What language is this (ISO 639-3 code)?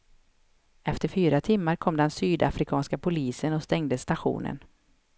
swe